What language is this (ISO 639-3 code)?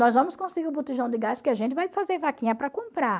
por